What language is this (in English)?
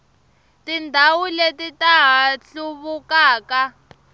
Tsonga